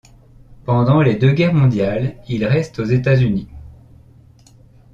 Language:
French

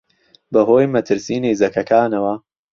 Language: Central Kurdish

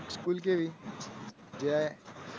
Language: Gujarati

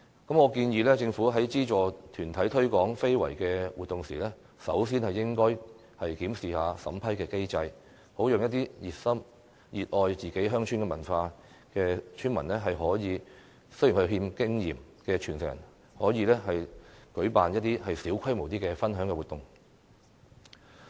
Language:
Cantonese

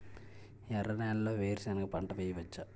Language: Telugu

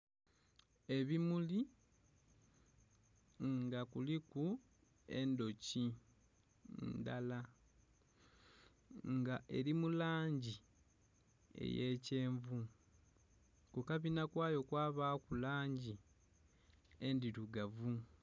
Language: Soga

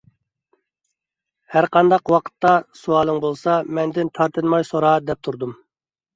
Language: Uyghur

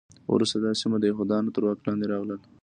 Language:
Pashto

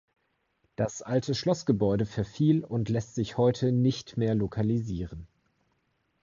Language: German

